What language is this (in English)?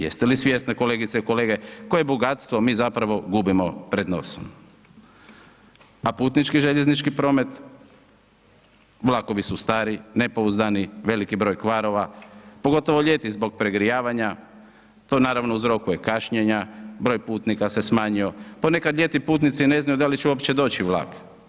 Croatian